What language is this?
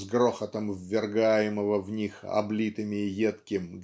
Russian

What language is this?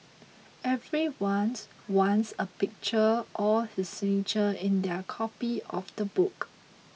English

